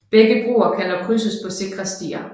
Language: Danish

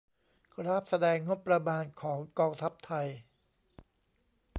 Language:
Thai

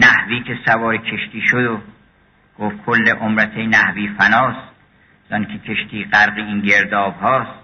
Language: Persian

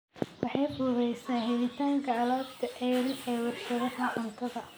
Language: Somali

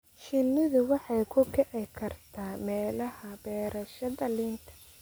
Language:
Somali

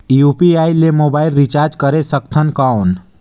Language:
Chhattisgarhi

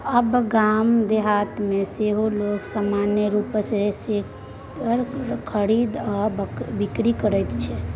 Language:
Maithili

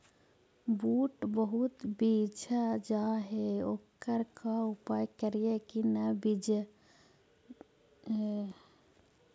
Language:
Magahi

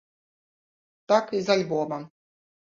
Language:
Belarusian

